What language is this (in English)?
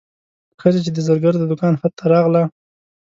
Pashto